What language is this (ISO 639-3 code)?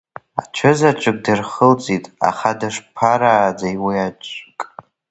abk